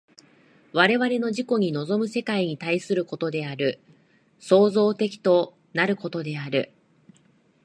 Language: Japanese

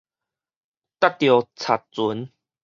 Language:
Min Nan Chinese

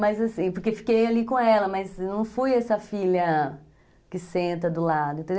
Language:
Portuguese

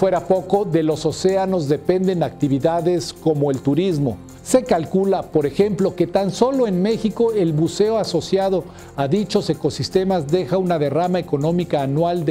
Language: Spanish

